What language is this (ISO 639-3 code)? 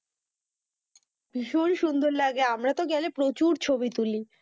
ben